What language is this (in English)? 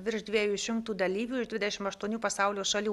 Lithuanian